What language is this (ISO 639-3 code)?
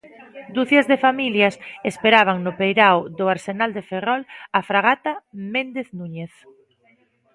glg